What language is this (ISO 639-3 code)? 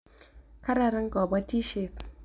kln